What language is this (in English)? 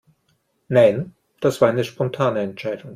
German